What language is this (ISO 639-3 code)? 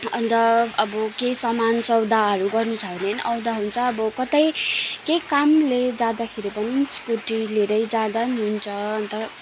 nep